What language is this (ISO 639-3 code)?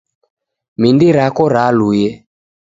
dav